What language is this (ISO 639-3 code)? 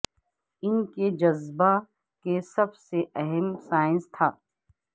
urd